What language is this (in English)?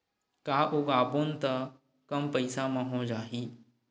Chhattisgarhi